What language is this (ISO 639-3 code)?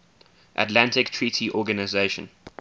eng